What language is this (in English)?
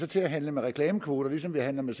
Danish